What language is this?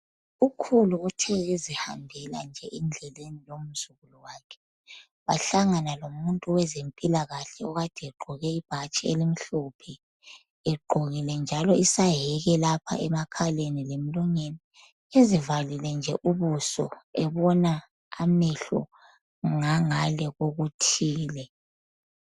North Ndebele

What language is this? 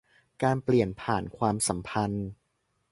Thai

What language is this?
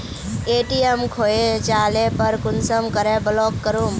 Magahi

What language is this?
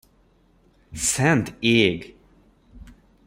Hungarian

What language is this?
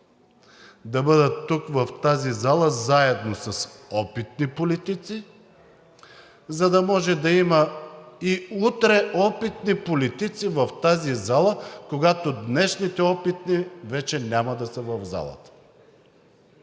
Bulgarian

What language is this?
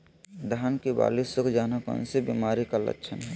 Magahi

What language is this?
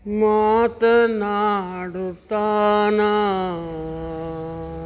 Kannada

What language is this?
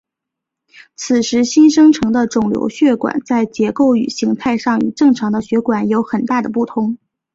Chinese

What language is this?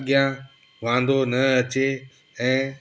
Sindhi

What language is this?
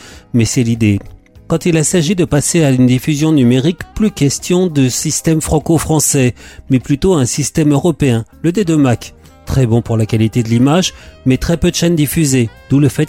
French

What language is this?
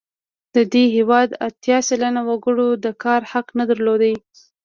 Pashto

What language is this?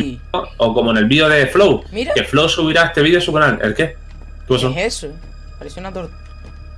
Spanish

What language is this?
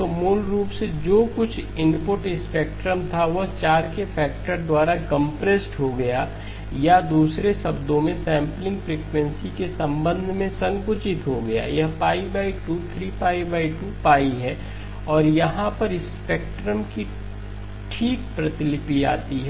Hindi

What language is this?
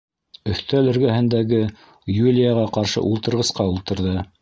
Bashkir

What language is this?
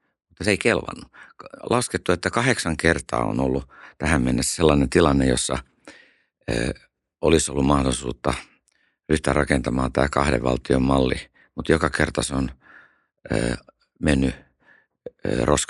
Finnish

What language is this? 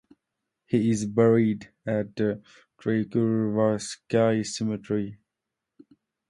English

